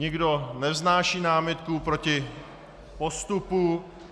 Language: Czech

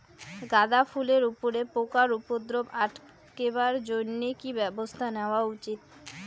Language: Bangla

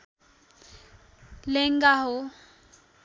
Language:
Nepali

